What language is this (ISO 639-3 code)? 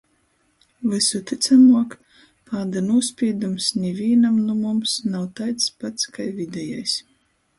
ltg